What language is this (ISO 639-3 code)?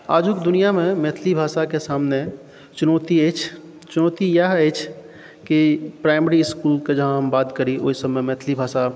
mai